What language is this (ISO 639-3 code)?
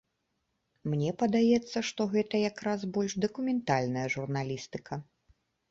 bel